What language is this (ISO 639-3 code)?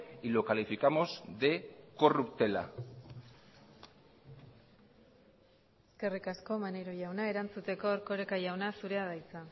eus